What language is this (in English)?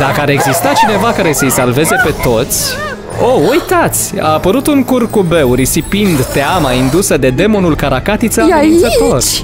Romanian